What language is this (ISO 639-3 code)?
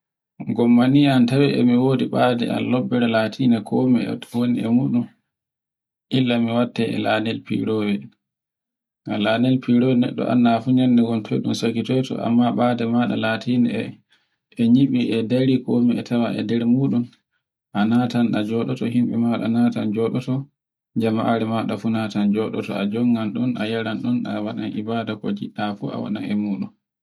fue